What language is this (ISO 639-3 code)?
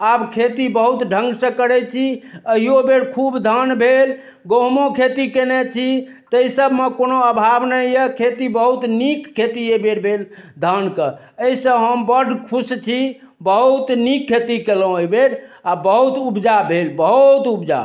mai